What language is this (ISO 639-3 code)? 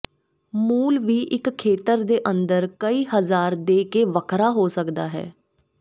pan